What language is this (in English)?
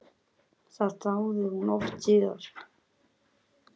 Icelandic